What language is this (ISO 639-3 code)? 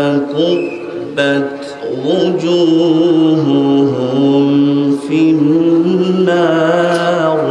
ara